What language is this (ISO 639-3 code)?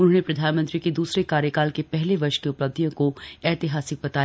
hin